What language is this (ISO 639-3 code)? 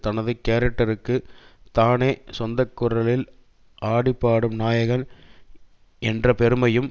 tam